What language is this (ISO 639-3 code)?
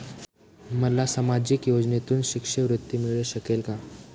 mar